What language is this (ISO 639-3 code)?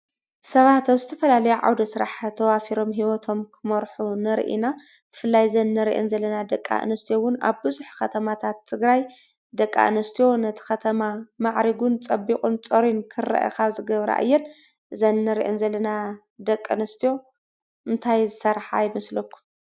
tir